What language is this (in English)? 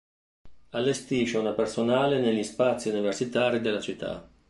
Italian